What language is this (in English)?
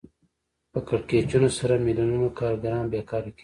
Pashto